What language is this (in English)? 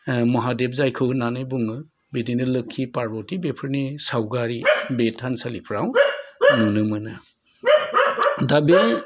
Bodo